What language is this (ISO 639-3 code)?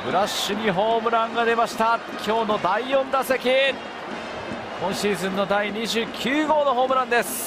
jpn